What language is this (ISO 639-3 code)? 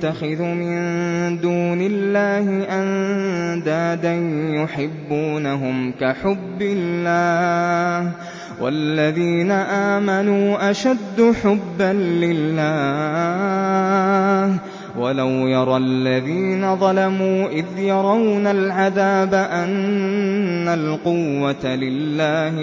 ara